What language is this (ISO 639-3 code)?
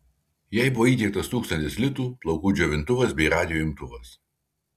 lit